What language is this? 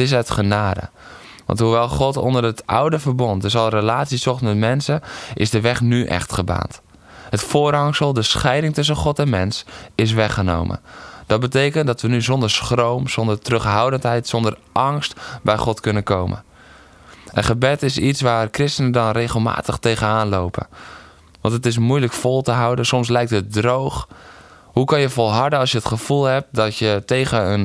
Dutch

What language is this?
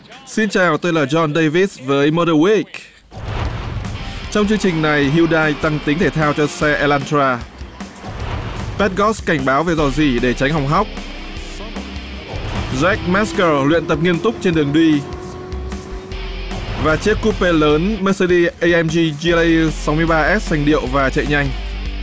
Vietnamese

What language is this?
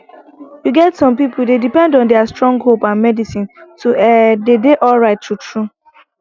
Nigerian Pidgin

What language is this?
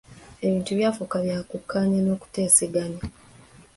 Ganda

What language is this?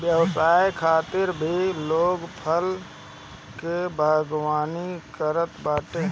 Bhojpuri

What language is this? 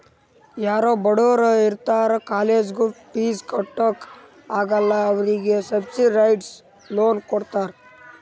Kannada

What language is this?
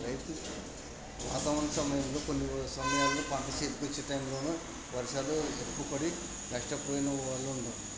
Telugu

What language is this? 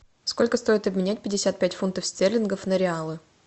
Russian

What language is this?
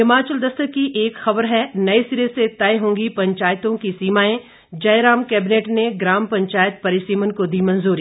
Hindi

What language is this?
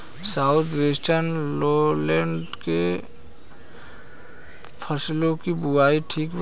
Bhojpuri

